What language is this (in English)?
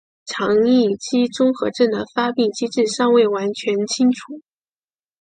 Chinese